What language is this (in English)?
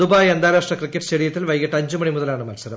Malayalam